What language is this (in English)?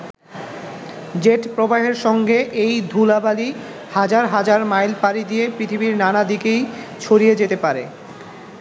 Bangla